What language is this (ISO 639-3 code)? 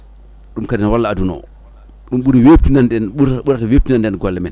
ful